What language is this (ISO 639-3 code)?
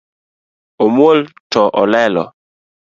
luo